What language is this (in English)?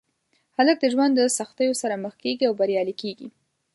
Pashto